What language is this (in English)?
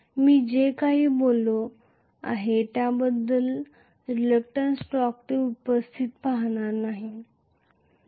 Marathi